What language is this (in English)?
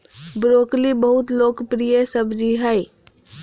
Magahi